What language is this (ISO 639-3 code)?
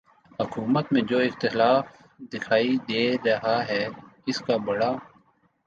urd